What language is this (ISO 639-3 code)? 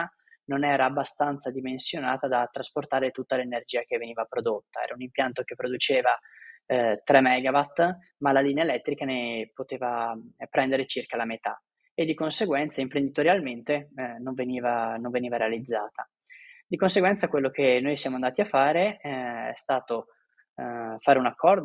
ita